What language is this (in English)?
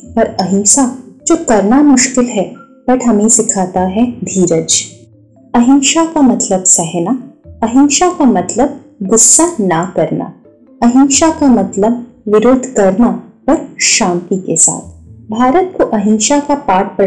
Hindi